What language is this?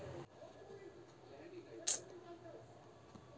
Kannada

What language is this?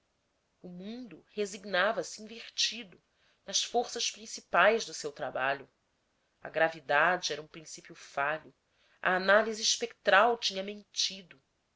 Portuguese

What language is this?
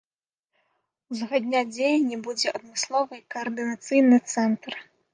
Belarusian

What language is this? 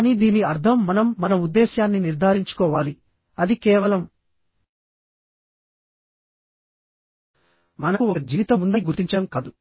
Telugu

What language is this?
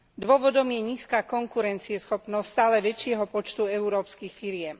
Slovak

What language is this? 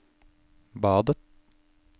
Norwegian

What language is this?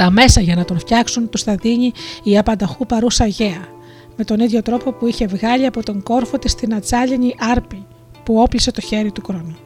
Greek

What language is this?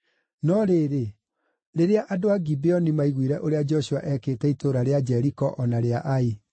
Kikuyu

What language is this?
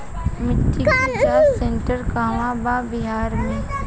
Bhojpuri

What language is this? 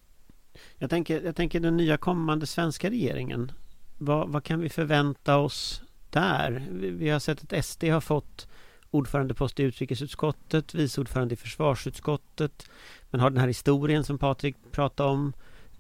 Swedish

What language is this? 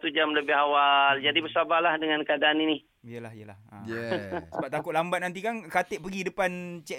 Malay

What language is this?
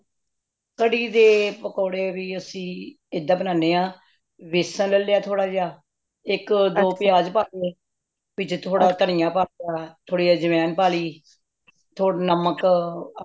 Punjabi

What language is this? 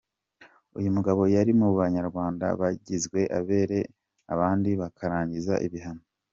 Kinyarwanda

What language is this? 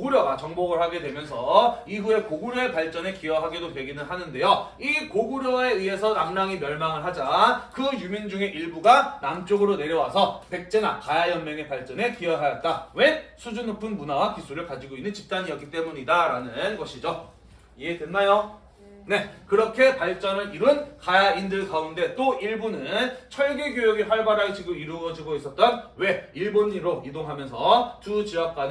Korean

